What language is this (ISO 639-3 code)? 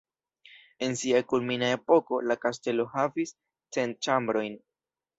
epo